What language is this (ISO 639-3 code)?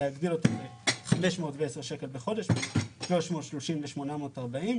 heb